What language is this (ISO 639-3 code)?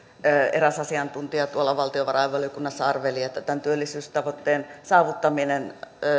fin